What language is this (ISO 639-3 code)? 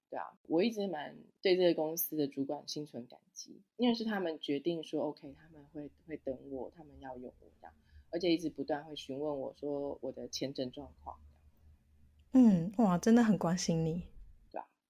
zho